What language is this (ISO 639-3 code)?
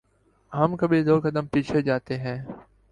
urd